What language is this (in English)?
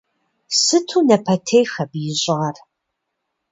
Kabardian